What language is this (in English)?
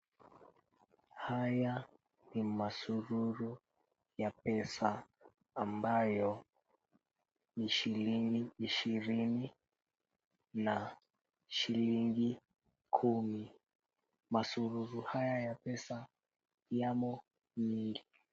Swahili